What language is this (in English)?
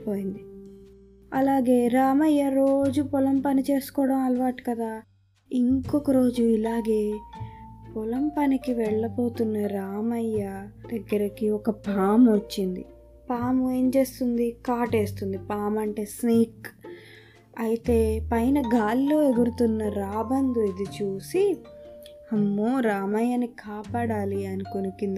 Telugu